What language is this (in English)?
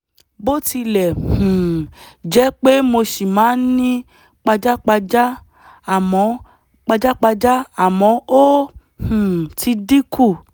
Yoruba